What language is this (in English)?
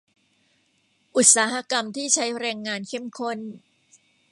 Thai